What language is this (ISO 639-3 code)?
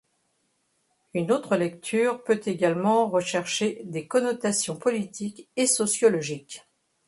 fra